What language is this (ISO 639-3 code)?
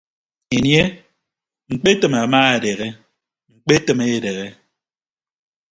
ibb